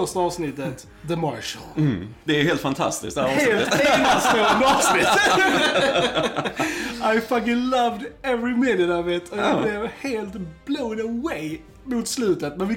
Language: Swedish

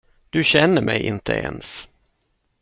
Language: Swedish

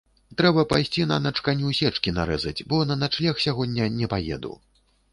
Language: Belarusian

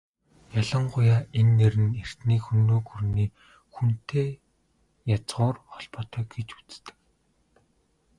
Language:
Mongolian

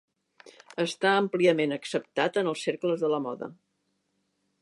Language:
Catalan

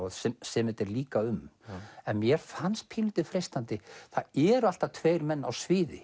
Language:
Icelandic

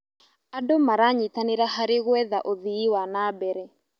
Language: Kikuyu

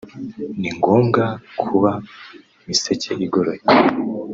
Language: Kinyarwanda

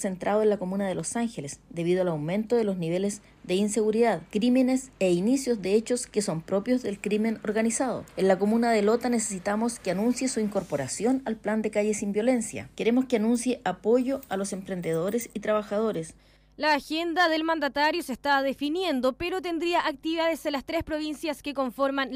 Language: Spanish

